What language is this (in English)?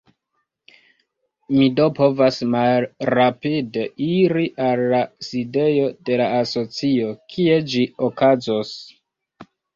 Esperanto